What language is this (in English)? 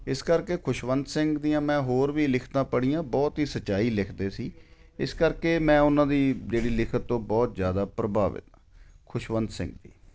Punjabi